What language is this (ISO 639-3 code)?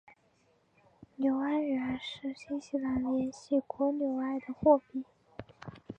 zho